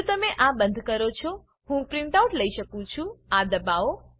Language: Gujarati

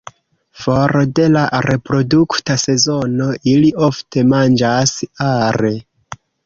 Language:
Esperanto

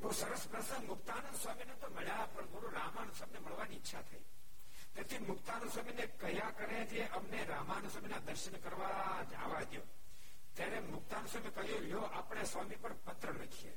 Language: Gujarati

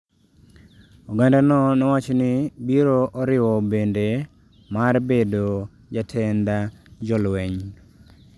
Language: Luo (Kenya and Tanzania)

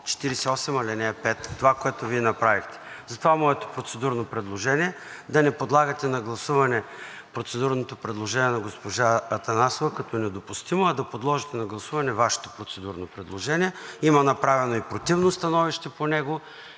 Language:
Bulgarian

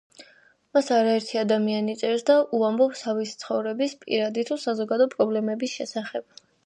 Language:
Georgian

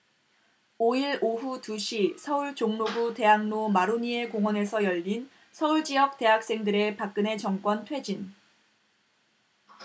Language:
Korean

